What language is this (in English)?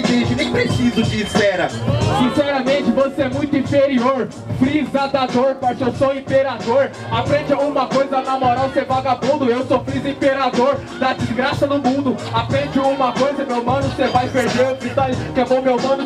Portuguese